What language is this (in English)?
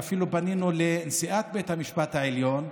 Hebrew